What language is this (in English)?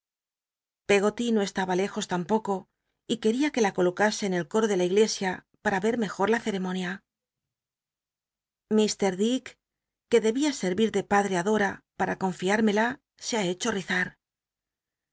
Spanish